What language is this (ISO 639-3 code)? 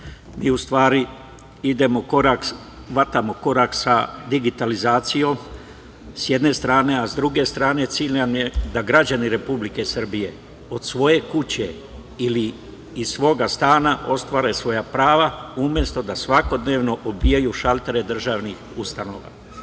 srp